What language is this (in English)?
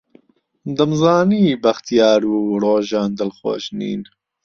Central Kurdish